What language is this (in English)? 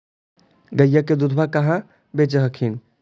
Magahi